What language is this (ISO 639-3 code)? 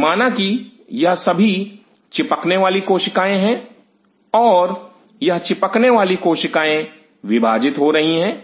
hin